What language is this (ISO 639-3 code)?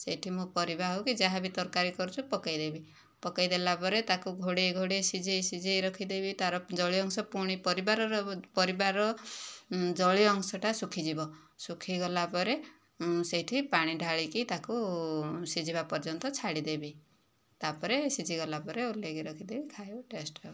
ori